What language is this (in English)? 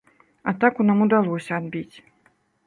Belarusian